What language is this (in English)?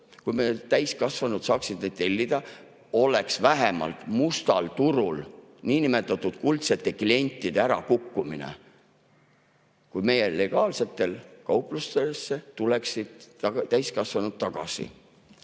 Estonian